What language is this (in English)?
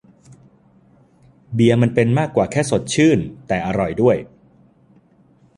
Thai